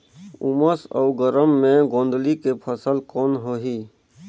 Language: Chhattisgarhi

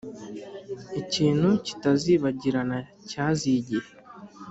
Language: Kinyarwanda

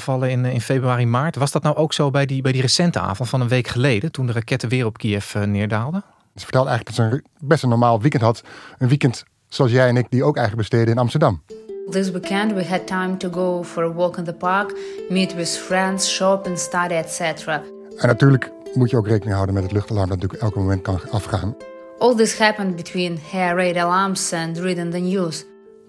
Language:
Dutch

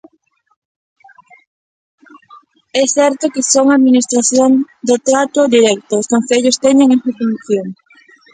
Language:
Galician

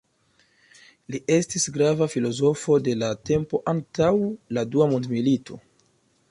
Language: Esperanto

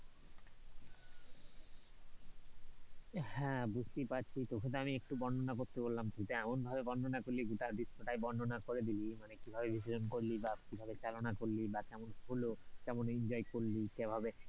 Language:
Bangla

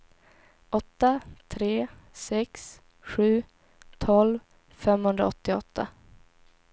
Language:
Swedish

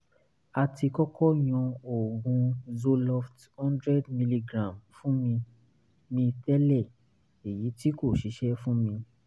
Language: Yoruba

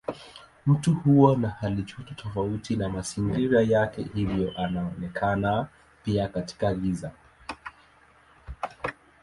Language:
Swahili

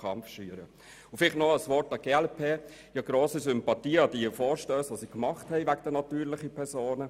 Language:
Swiss German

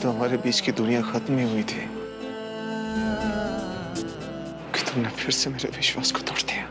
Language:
Hindi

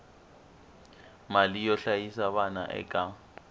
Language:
Tsonga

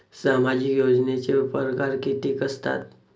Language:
Marathi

